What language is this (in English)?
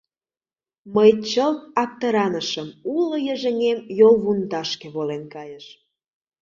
Mari